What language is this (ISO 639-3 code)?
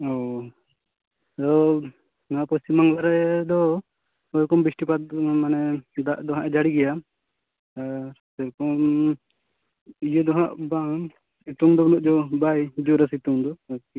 sat